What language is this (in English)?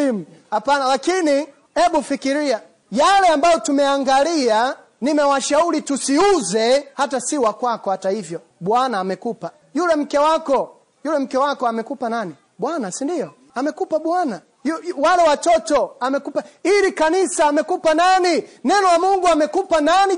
Swahili